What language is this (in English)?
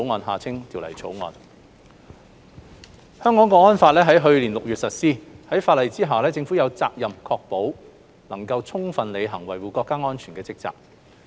Cantonese